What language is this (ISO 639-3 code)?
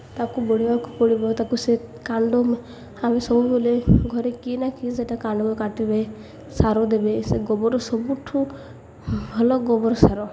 ori